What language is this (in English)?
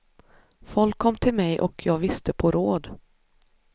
Swedish